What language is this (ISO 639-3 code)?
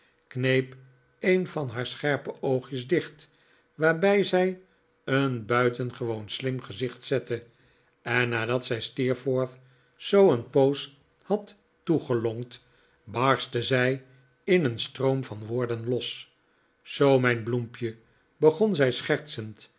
nld